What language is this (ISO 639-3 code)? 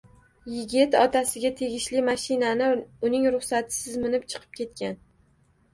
uzb